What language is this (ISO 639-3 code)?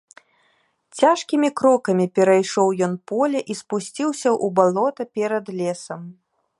bel